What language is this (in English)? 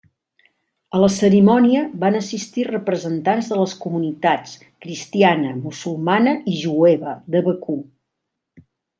Catalan